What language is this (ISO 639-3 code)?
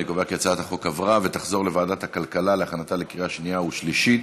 heb